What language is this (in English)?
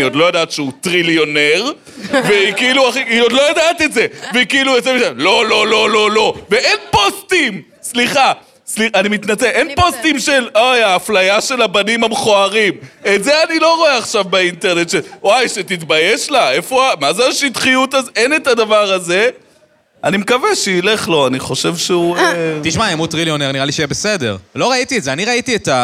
Hebrew